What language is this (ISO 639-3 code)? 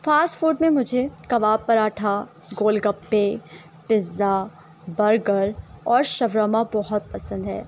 urd